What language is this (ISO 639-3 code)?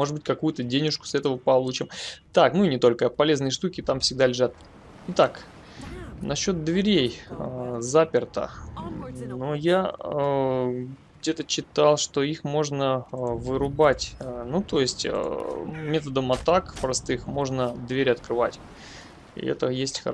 rus